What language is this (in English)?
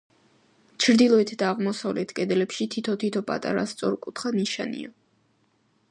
Georgian